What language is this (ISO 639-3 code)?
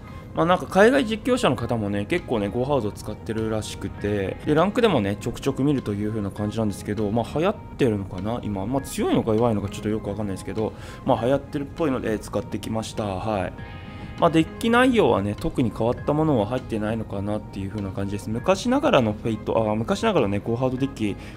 jpn